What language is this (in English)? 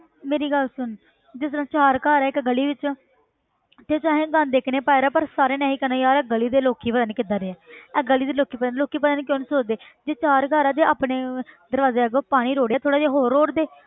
Punjabi